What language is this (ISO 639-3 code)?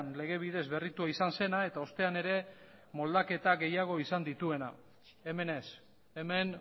eus